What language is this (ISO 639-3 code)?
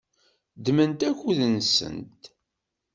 kab